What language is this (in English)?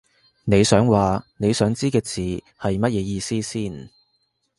Cantonese